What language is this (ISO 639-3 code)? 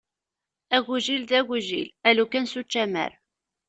kab